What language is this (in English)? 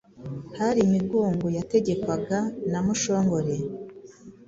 Kinyarwanda